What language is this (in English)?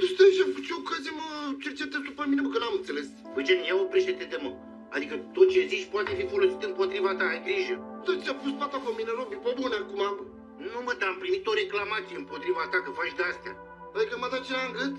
Romanian